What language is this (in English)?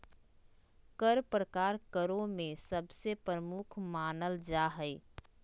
Magahi